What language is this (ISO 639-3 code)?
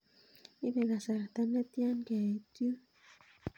kln